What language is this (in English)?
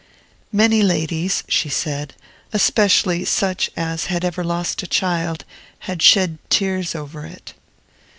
English